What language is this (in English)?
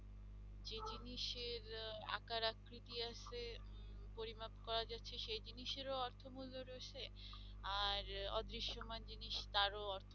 Bangla